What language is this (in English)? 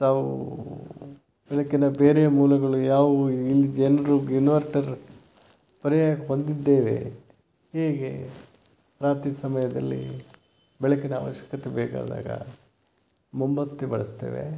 Kannada